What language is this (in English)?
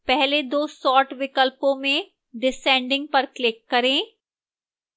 Hindi